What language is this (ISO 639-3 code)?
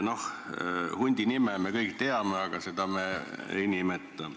est